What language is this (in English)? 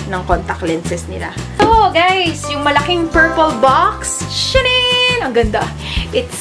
Filipino